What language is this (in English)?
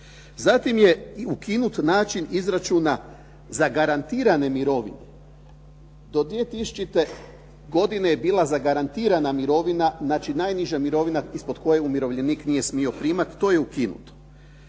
Croatian